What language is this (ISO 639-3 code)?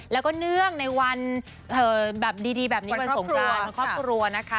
tha